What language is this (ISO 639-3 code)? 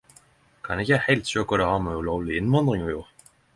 nno